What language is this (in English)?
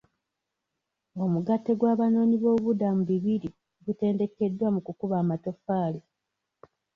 Ganda